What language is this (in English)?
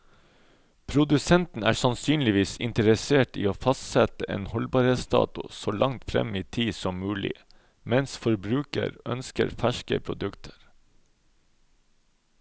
Norwegian